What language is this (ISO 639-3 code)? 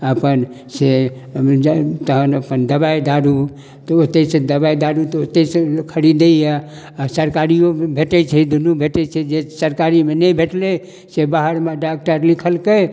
mai